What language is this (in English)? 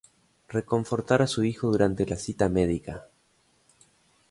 Spanish